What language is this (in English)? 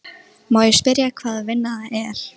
Icelandic